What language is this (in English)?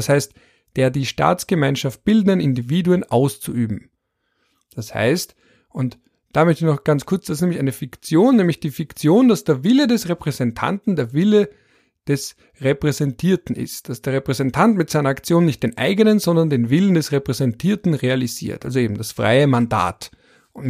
German